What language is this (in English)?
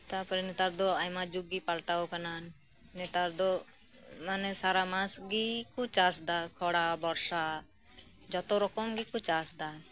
Santali